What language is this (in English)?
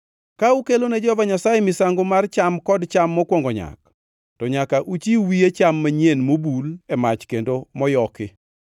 Luo (Kenya and Tanzania)